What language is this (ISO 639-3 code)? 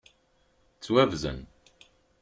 kab